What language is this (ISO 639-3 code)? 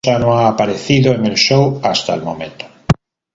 spa